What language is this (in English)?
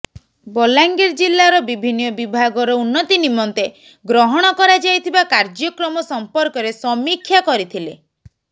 Odia